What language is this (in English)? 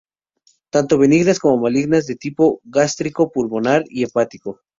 Spanish